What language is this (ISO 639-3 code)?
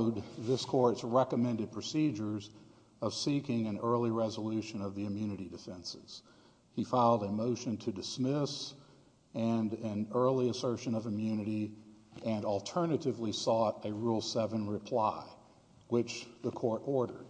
eng